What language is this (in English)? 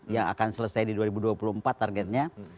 Indonesian